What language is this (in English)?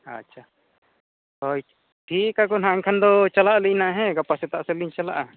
Santali